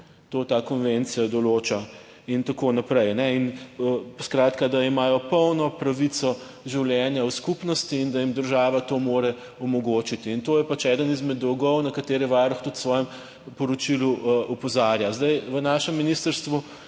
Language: Slovenian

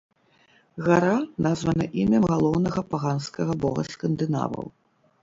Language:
Belarusian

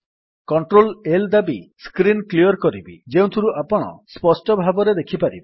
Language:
Odia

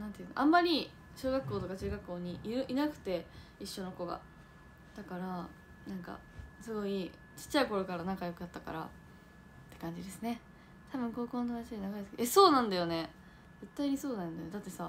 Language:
Japanese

